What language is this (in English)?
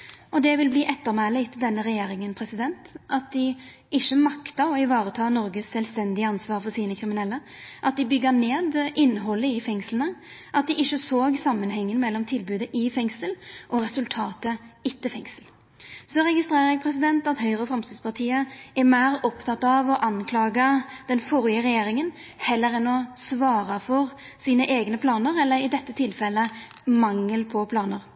Norwegian Nynorsk